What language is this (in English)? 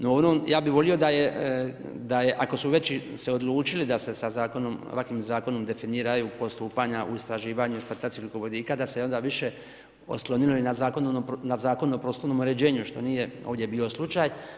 Croatian